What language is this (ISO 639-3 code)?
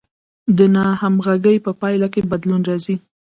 pus